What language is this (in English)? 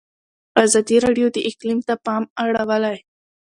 Pashto